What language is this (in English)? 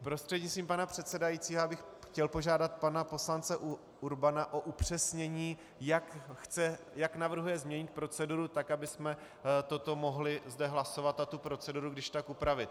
Czech